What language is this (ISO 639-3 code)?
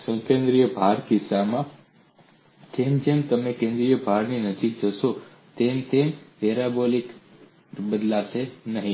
guj